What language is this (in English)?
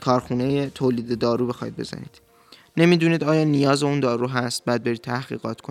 Persian